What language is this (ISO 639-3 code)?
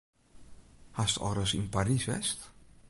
fry